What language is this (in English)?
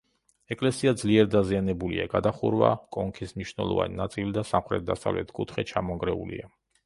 Georgian